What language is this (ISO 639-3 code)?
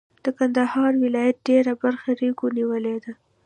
pus